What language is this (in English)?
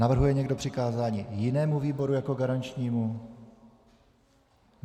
Czech